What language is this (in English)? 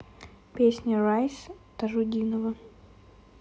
Russian